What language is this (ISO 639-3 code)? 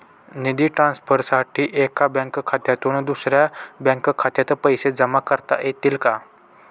mar